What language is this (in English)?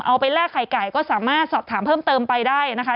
Thai